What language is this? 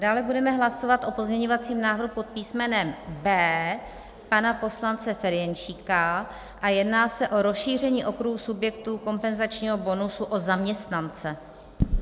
Czech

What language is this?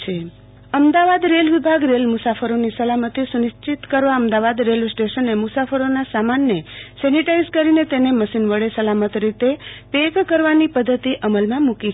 Gujarati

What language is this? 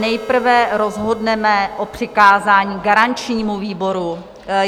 Czech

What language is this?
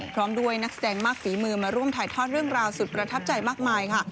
Thai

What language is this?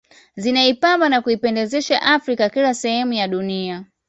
Swahili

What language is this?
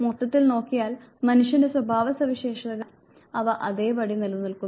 Malayalam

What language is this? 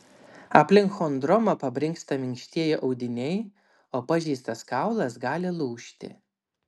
Lithuanian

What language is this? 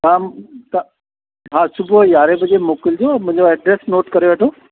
Sindhi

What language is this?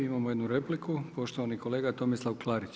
Croatian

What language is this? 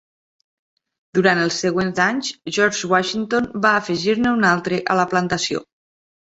Catalan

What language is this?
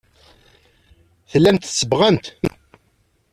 Kabyle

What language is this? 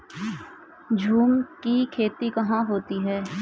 Hindi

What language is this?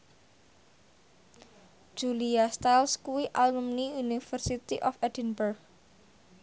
Javanese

